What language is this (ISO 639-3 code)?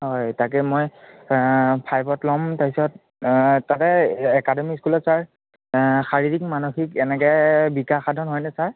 asm